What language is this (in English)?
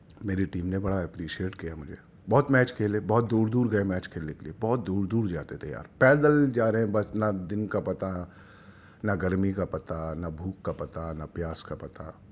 Urdu